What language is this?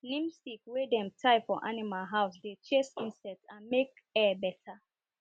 Nigerian Pidgin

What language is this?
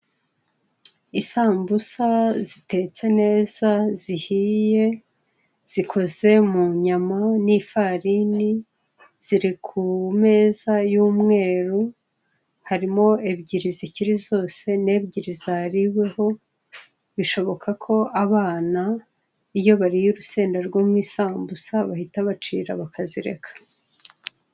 Kinyarwanda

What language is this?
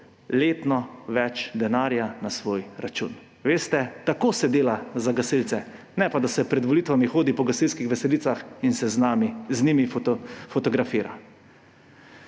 Slovenian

